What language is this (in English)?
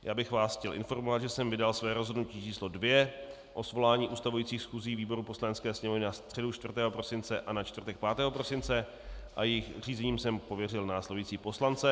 Czech